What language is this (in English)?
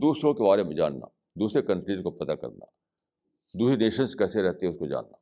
Urdu